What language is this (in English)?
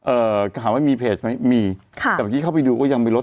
Thai